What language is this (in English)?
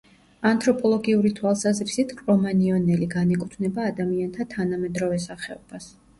Georgian